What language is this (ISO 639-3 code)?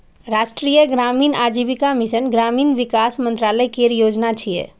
mai